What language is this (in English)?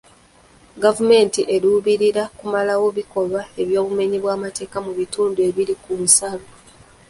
Ganda